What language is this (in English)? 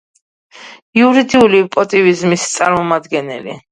Georgian